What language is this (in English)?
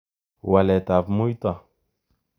Kalenjin